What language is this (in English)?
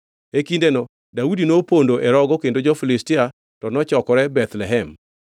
Luo (Kenya and Tanzania)